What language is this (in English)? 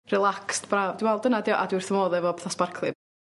Welsh